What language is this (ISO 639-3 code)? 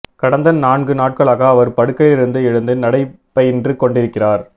tam